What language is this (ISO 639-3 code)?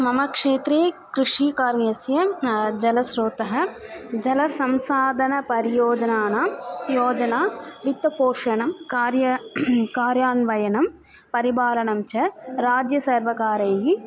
san